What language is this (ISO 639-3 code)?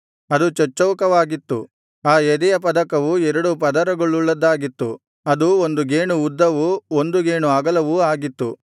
kan